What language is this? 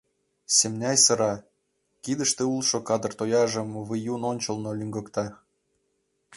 Mari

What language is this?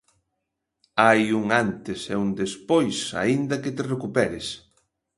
Galician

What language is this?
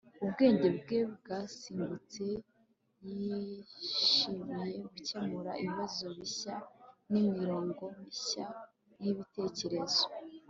Kinyarwanda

